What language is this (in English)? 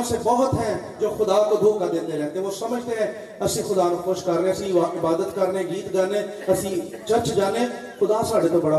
Urdu